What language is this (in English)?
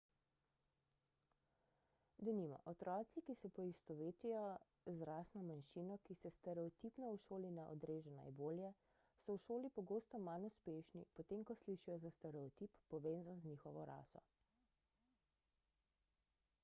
Slovenian